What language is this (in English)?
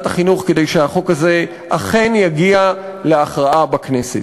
Hebrew